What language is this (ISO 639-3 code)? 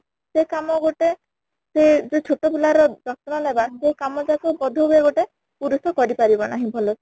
ori